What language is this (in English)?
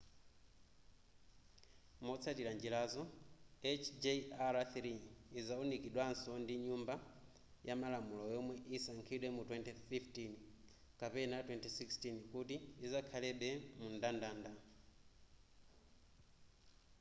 Nyanja